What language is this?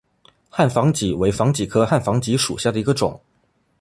Chinese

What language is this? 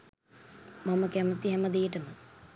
Sinhala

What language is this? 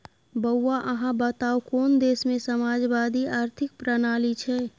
Maithili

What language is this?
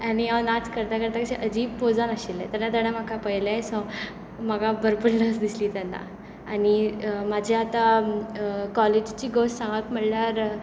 Konkani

